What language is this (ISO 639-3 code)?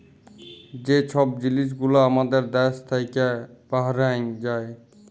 ben